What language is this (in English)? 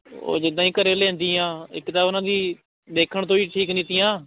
Punjabi